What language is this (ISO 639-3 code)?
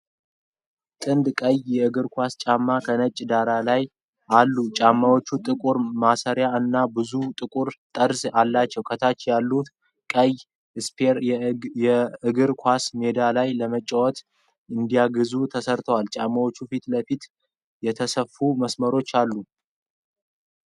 amh